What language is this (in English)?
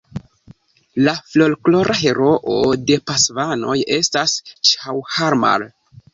Esperanto